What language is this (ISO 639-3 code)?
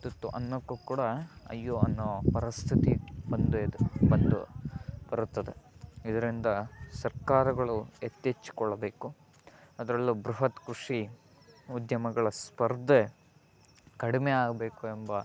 kan